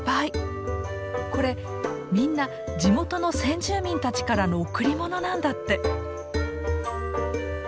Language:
Japanese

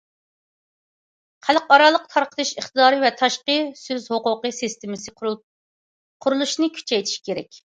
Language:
Uyghur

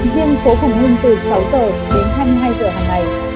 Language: Vietnamese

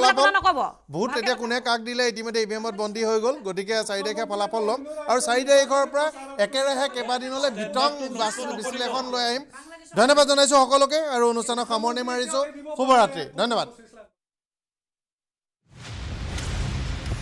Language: Bangla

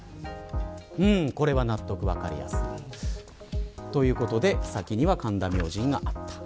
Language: Japanese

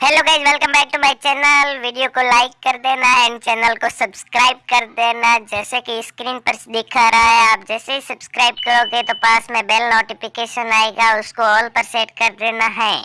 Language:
Hindi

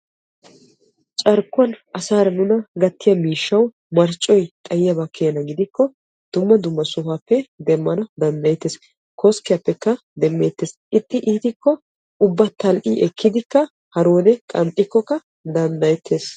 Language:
Wolaytta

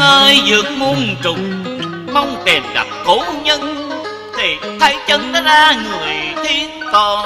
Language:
Vietnamese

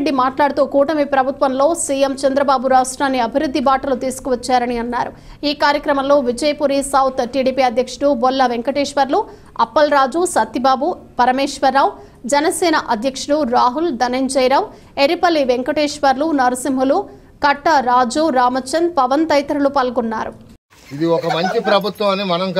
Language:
Telugu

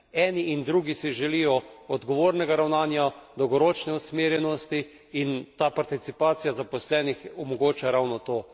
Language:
Slovenian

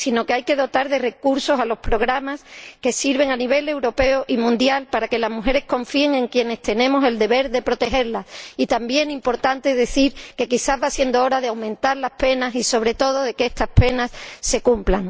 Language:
Spanish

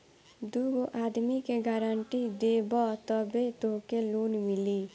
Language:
Bhojpuri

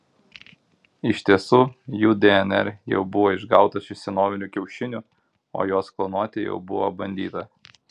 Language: Lithuanian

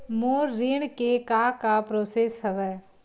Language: Chhattisgarhi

